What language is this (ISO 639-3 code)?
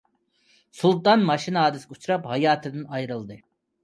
uig